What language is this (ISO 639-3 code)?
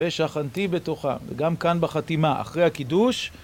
heb